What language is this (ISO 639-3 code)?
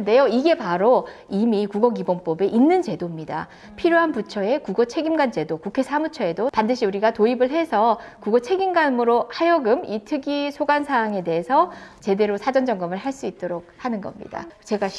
kor